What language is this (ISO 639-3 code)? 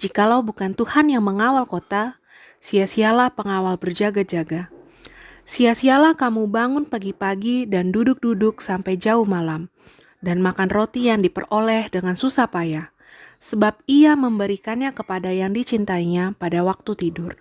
ind